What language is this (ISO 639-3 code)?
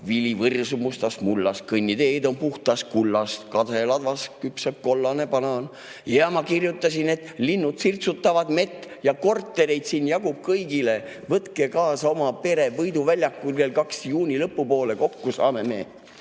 est